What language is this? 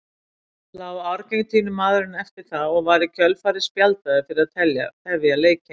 Icelandic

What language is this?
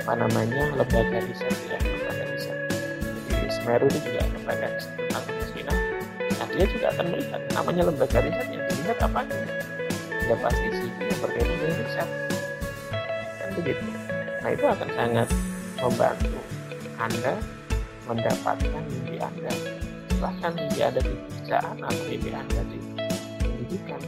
Indonesian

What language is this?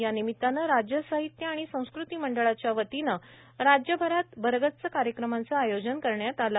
Marathi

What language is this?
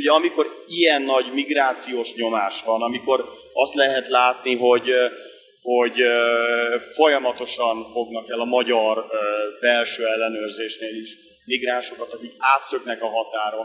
Hungarian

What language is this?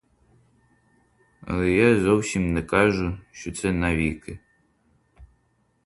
Ukrainian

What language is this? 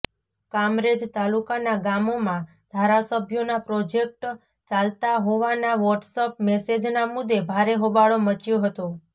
Gujarati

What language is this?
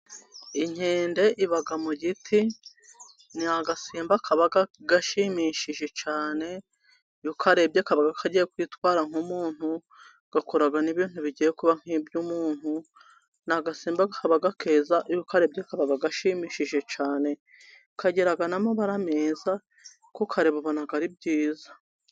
Kinyarwanda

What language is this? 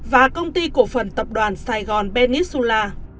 Vietnamese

